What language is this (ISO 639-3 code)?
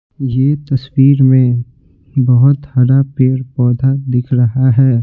hin